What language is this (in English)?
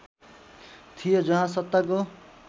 Nepali